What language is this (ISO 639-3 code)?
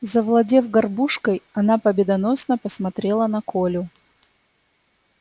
rus